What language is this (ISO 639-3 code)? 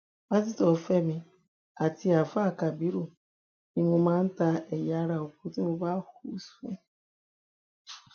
yor